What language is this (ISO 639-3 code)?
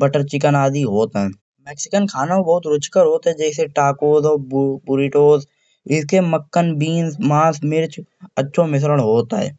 bjj